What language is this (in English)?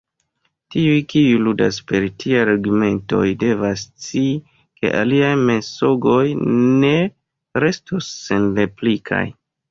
Esperanto